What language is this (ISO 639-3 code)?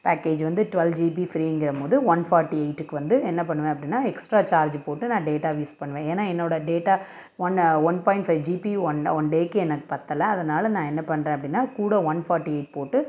tam